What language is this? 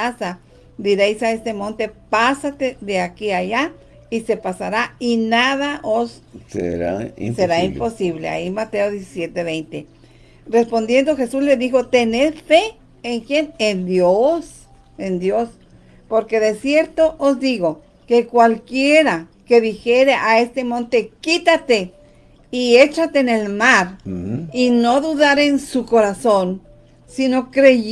Spanish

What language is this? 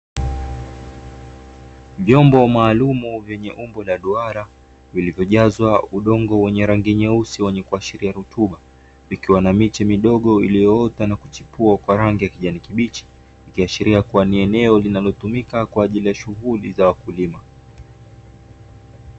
Swahili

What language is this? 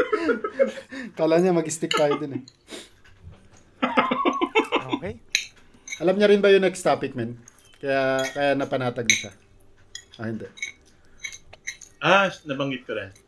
Filipino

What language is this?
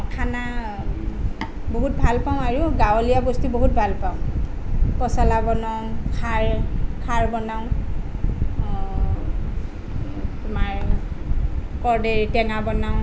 Assamese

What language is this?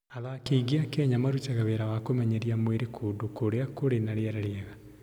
Kikuyu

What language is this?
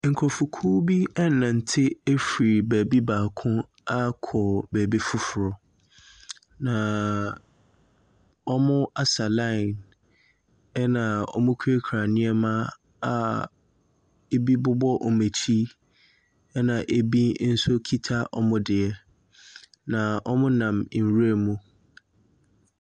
Akan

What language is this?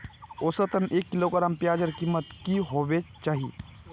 Magahi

